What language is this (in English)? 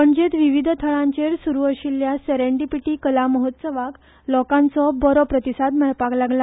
Konkani